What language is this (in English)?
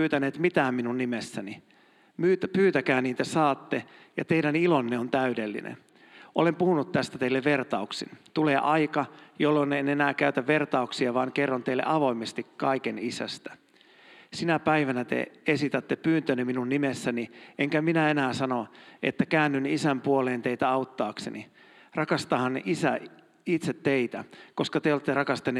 Finnish